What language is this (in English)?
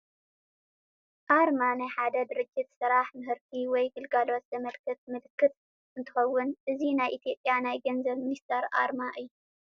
Tigrinya